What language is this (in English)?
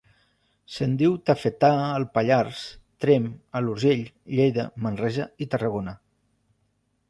Catalan